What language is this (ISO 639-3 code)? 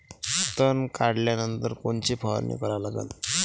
mar